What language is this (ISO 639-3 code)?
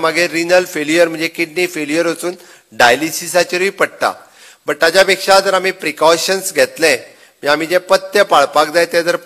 hin